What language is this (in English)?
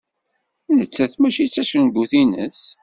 Kabyle